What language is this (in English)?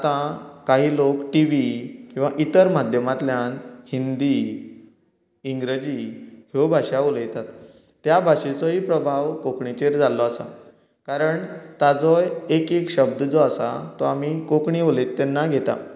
Konkani